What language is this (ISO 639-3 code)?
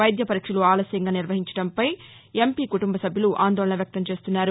tel